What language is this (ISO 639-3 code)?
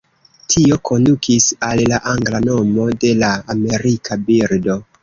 epo